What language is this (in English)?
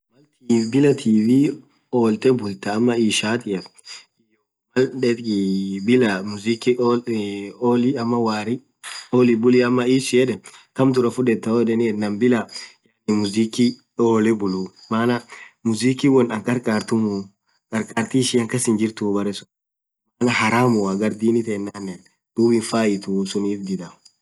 Orma